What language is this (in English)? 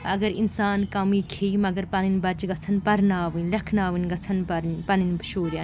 Kashmiri